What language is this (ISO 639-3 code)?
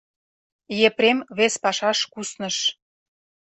chm